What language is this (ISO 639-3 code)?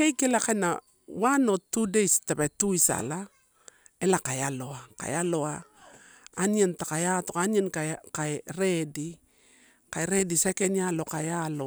ttu